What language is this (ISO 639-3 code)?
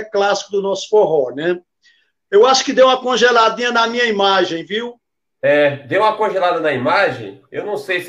por